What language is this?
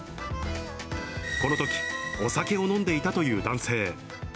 Japanese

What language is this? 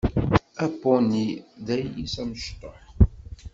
Kabyle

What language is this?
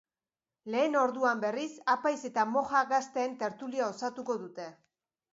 Basque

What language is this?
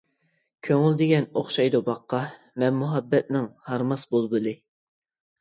Uyghur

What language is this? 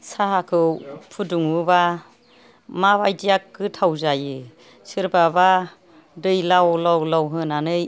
Bodo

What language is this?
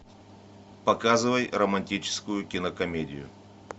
Russian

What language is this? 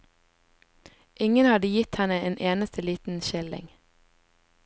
Norwegian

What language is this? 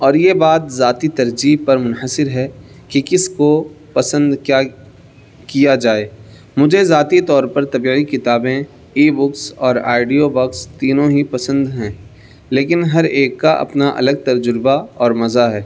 Urdu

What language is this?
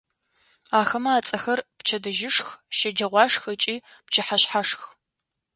Adyghe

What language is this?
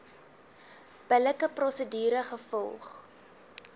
Afrikaans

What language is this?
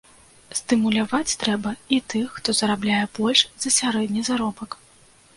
Belarusian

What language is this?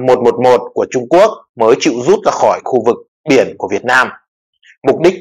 Vietnamese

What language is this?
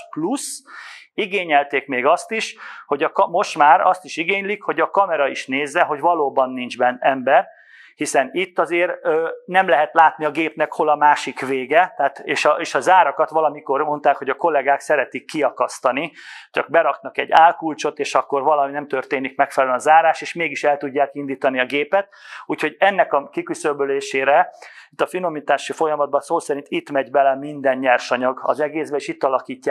Hungarian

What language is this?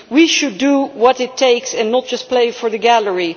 English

